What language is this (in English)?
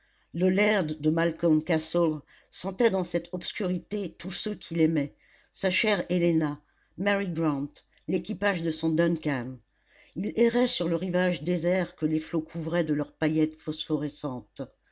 French